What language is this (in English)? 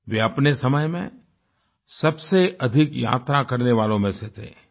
Hindi